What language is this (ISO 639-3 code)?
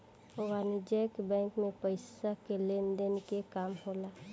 bho